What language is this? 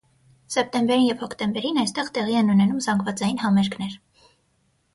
Armenian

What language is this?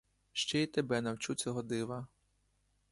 Ukrainian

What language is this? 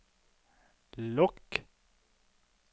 Norwegian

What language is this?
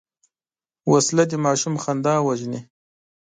Pashto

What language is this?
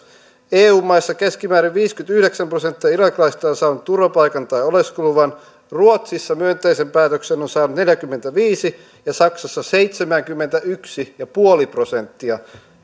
Finnish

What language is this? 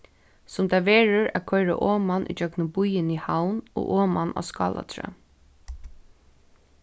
Faroese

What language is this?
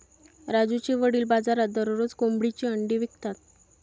Marathi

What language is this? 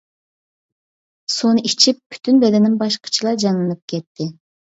Uyghur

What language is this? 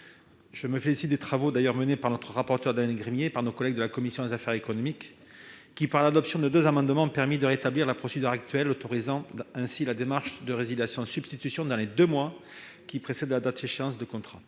French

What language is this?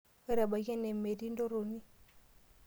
Masai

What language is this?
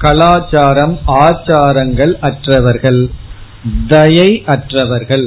Tamil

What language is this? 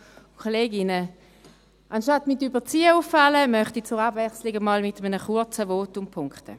Swiss German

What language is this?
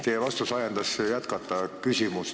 Estonian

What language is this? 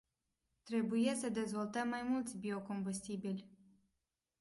Romanian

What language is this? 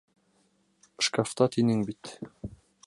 Bashkir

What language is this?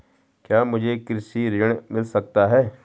Hindi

